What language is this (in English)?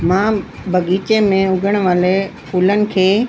Sindhi